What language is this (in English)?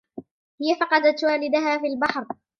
Arabic